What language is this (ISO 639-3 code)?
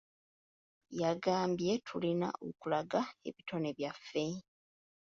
lug